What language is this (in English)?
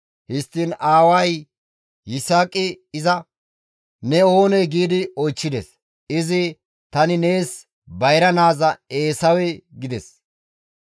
Gamo